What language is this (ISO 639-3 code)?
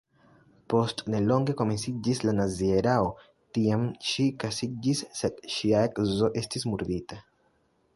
epo